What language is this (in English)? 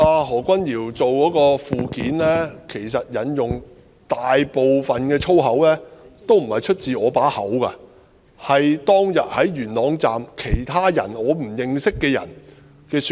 Cantonese